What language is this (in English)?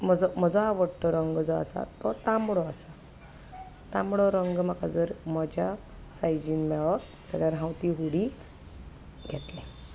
Konkani